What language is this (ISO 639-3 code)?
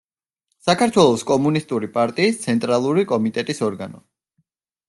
kat